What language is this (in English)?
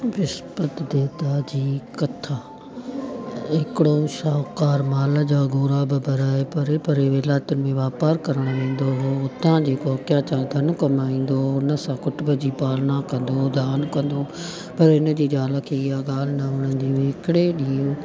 Sindhi